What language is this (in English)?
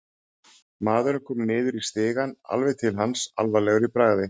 Icelandic